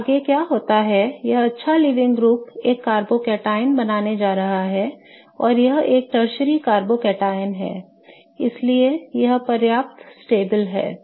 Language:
Hindi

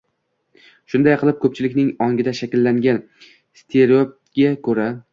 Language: Uzbek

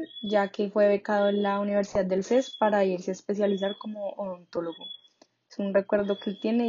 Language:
Spanish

